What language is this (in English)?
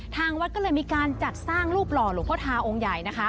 Thai